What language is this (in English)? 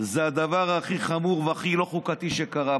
Hebrew